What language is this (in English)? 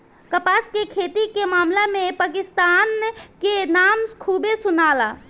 Bhojpuri